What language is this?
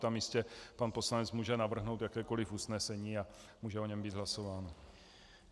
Czech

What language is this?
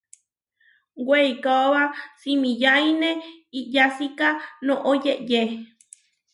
Huarijio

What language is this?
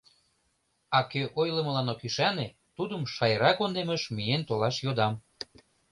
Mari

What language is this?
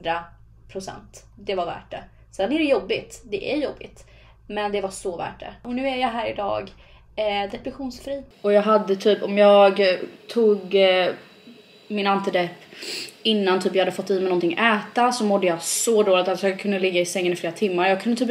Swedish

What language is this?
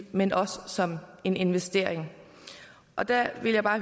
Danish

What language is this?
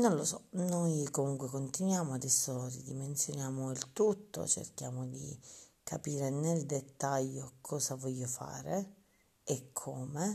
Italian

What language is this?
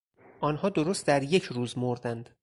Persian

